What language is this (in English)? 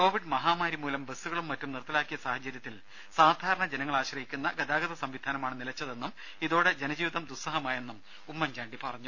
Malayalam